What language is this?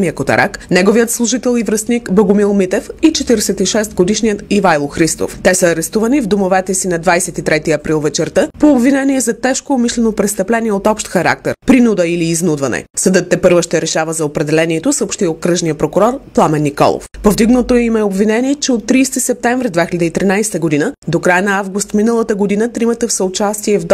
Bulgarian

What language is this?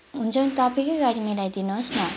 Nepali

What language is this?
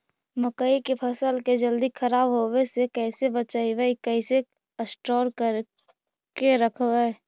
Magahi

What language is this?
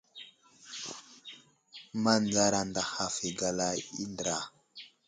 Wuzlam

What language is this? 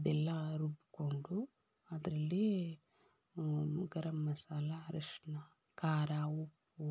Kannada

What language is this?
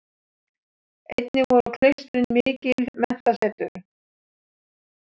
Icelandic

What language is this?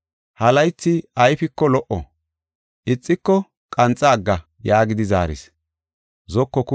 Gofa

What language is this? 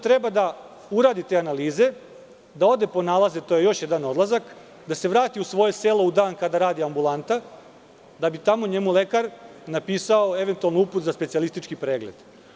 Serbian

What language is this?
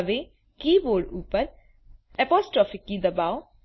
Gujarati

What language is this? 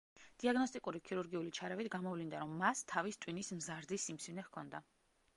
Georgian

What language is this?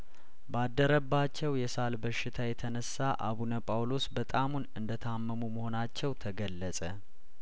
Amharic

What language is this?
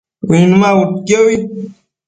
Matsés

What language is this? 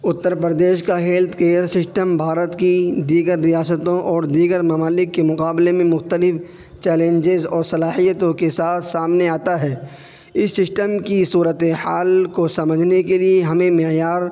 Urdu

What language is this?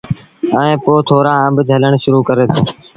Sindhi Bhil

